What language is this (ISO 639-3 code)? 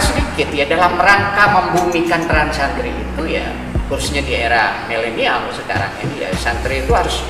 ind